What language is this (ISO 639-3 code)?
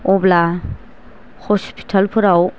brx